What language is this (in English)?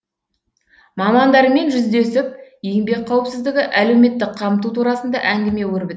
Kazakh